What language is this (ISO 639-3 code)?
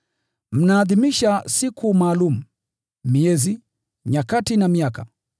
swa